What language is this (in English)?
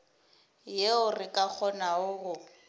Northern Sotho